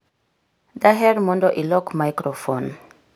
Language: Luo (Kenya and Tanzania)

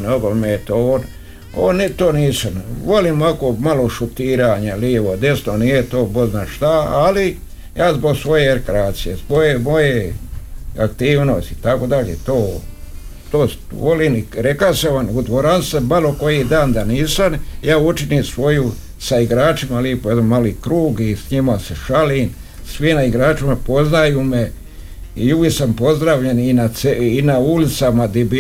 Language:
Croatian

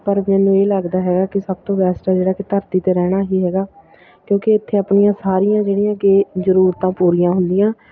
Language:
Punjabi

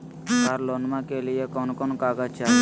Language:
Magahi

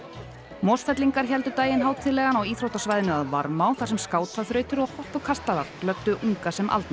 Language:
Icelandic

